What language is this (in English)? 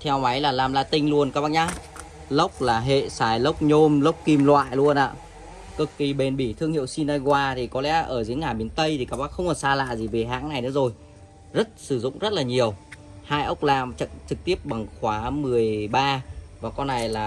Vietnamese